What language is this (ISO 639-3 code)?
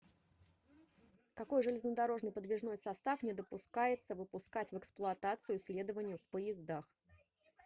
rus